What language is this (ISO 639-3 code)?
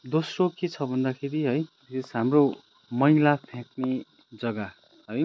nep